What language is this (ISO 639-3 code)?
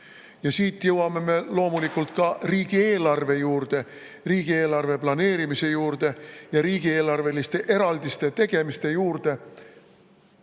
est